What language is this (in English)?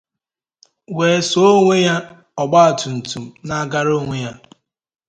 Igbo